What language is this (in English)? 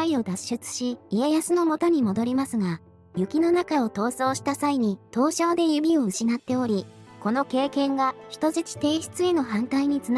Japanese